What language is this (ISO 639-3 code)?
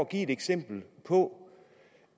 dan